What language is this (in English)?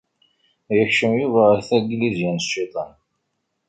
Kabyle